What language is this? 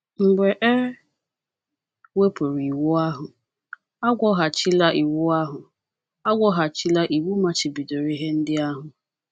Igbo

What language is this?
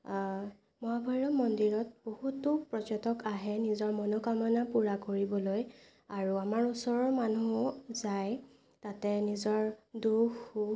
Assamese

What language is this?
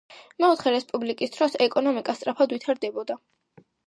Georgian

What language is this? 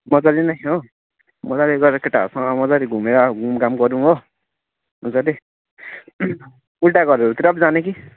Nepali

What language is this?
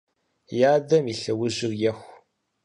Kabardian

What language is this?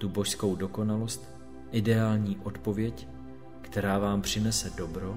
Czech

